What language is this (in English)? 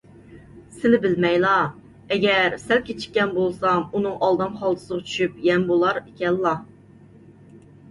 Uyghur